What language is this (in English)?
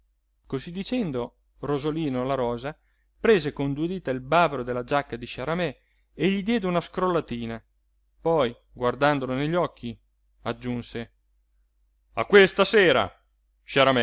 Italian